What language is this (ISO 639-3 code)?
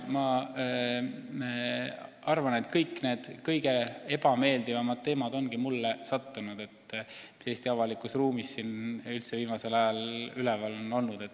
est